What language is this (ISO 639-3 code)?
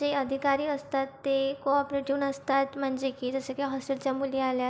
mar